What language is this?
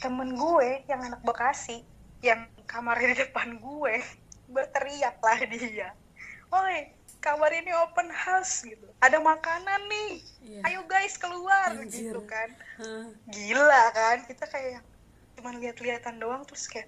Indonesian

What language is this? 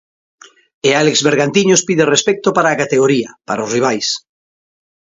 Galician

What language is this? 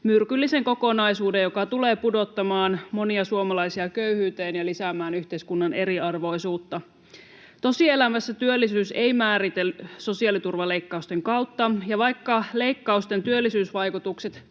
Finnish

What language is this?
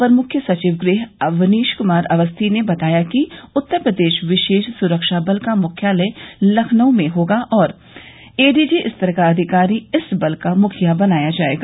Hindi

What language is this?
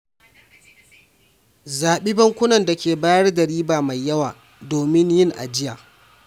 Hausa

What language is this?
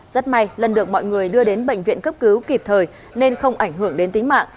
Vietnamese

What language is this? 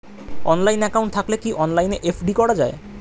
Bangla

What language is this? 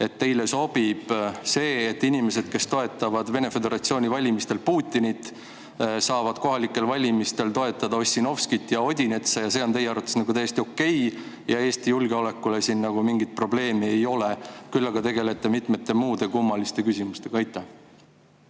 Estonian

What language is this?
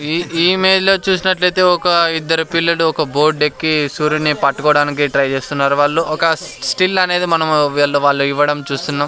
Telugu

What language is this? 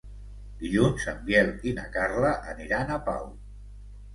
Catalan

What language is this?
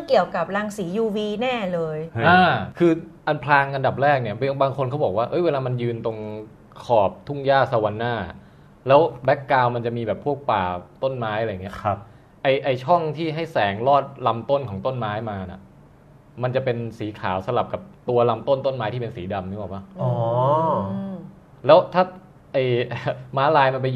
Thai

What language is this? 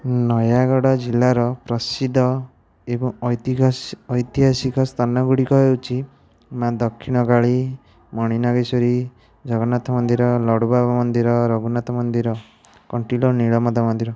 Odia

